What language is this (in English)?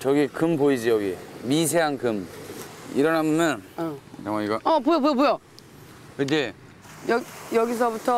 Korean